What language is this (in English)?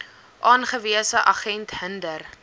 Afrikaans